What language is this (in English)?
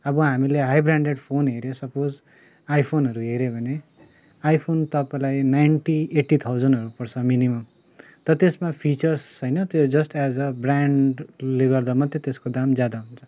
Nepali